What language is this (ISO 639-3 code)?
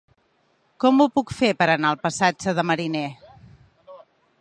cat